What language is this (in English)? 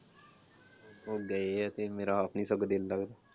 Punjabi